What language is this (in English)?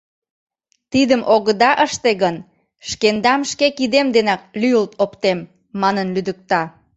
Mari